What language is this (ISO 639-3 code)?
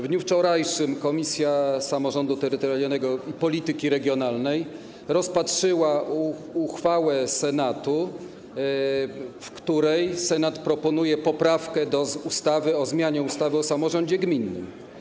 pol